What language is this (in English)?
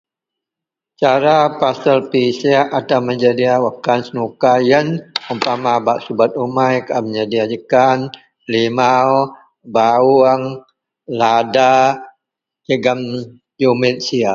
Central Melanau